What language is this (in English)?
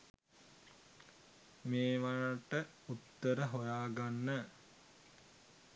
Sinhala